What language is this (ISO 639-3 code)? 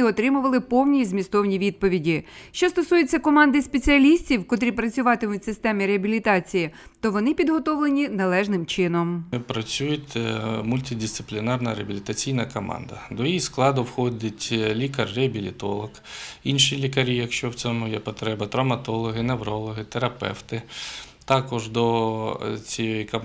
ukr